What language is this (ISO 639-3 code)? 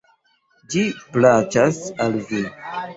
epo